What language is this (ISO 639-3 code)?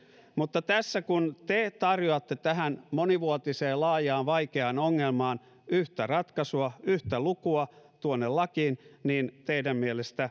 fin